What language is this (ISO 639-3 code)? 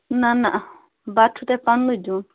kas